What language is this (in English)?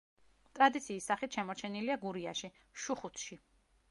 Georgian